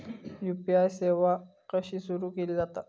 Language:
Marathi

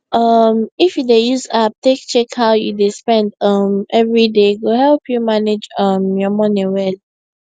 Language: Nigerian Pidgin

